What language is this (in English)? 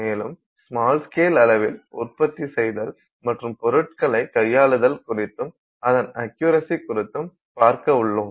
Tamil